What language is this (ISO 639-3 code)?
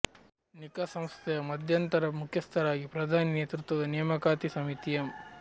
kan